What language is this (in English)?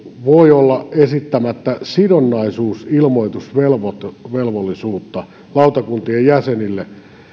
Finnish